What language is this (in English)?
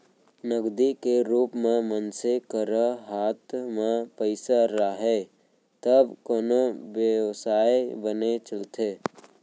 Chhattisgarhi